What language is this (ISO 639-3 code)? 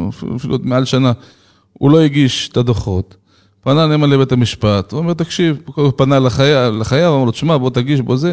heb